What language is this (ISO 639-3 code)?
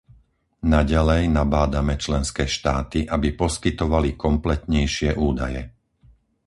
slk